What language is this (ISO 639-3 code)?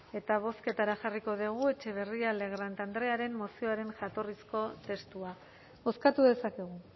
eus